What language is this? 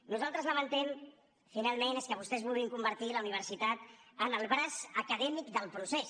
Catalan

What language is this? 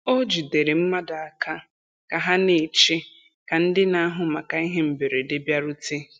Igbo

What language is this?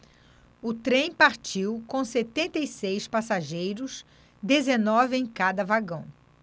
Portuguese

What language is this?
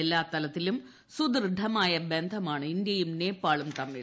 Malayalam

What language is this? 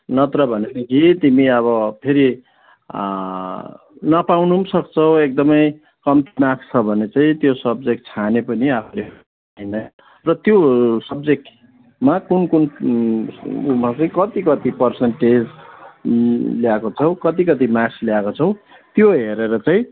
Nepali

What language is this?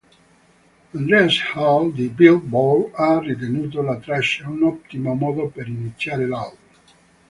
Italian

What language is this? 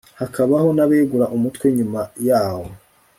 Kinyarwanda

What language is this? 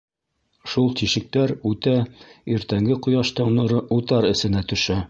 Bashkir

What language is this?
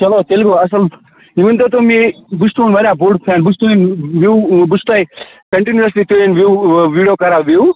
Kashmiri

